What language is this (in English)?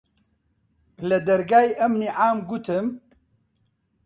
Central Kurdish